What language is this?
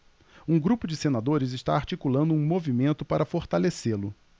Portuguese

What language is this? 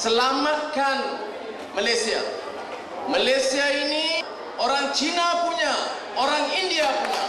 Malay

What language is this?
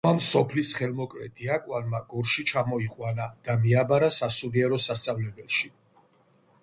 Georgian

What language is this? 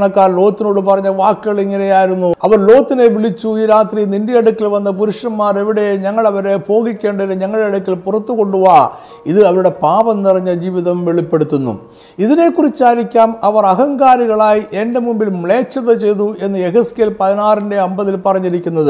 Malayalam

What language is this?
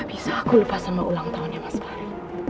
Indonesian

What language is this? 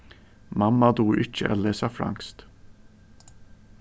Faroese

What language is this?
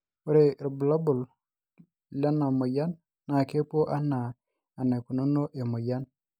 Masai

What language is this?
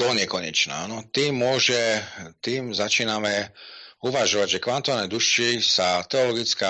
Slovak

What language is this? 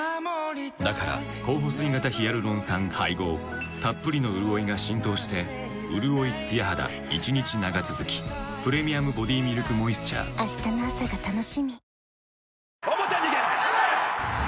Japanese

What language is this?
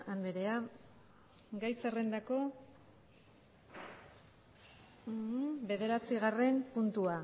Basque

